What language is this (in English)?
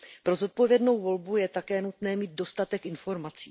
Czech